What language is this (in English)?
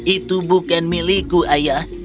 Indonesian